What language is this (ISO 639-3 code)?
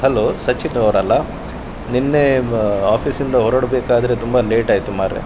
kan